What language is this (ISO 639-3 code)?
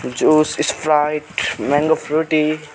nep